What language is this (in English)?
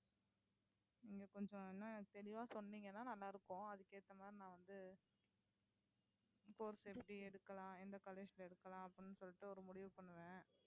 Tamil